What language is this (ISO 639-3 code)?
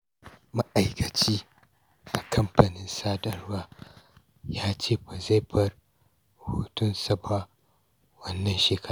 hau